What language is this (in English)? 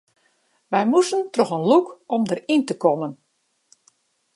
Western Frisian